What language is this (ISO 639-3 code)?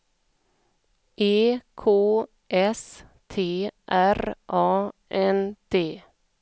swe